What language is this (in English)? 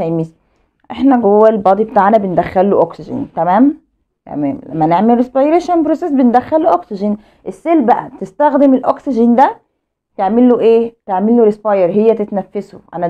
Arabic